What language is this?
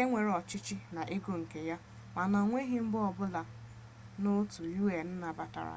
Igbo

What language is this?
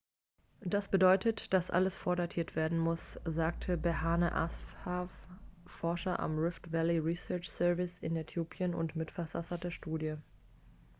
German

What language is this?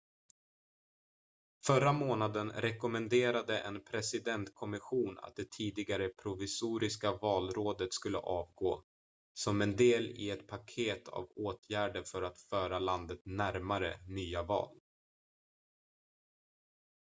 Swedish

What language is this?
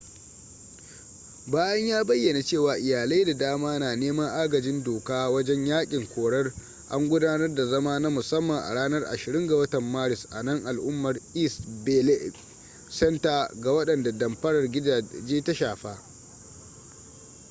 Hausa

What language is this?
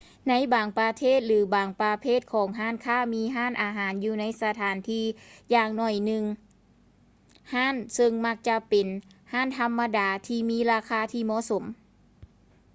Lao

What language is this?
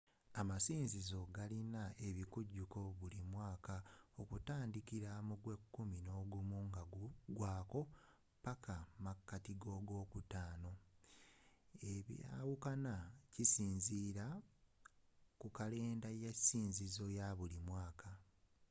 Ganda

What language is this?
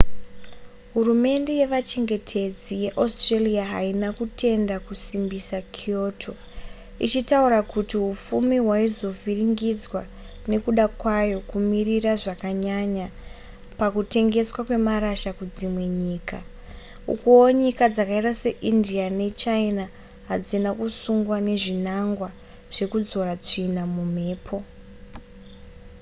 Shona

